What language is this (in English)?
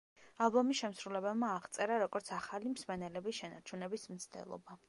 Georgian